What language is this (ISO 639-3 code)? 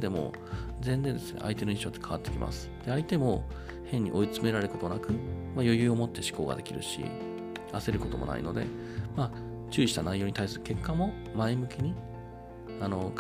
jpn